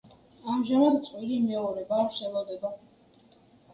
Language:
Georgian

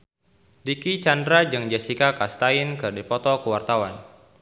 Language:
Sundanese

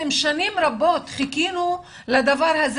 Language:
Hebrew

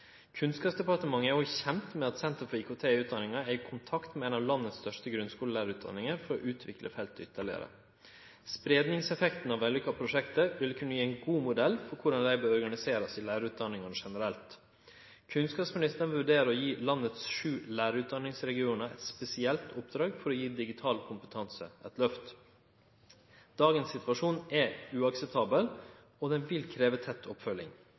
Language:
Norwegian Nynorsk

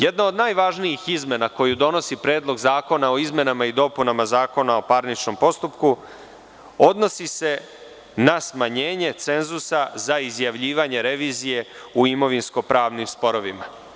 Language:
Serbian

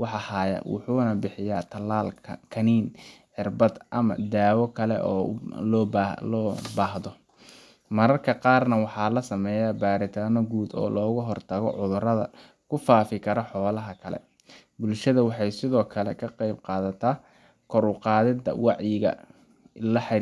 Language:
Somali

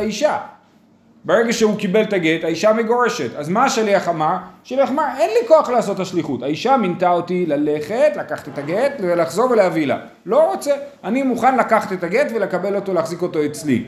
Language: Hebrew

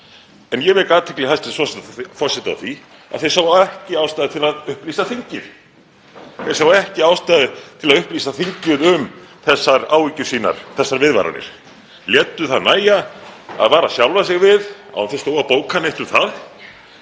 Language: Icelandic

